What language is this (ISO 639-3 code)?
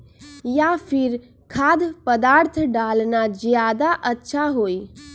mag